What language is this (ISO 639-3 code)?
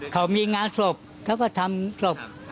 tha